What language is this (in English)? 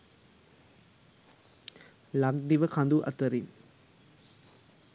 Sinhala